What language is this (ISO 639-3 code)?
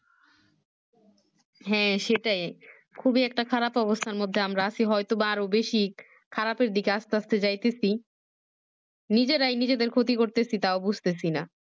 ben